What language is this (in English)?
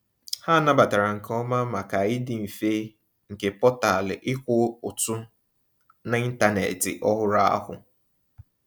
Igbo